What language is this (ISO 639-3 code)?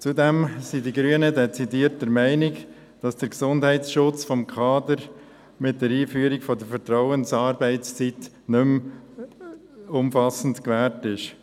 gsw